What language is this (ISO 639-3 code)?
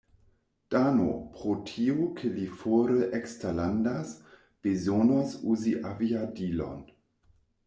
epo